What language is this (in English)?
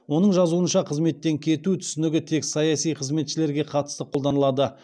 Kazakh